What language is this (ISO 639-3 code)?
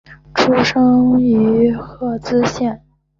zho